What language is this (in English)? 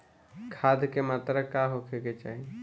Bhojpuri